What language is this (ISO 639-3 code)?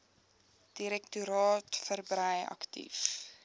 afr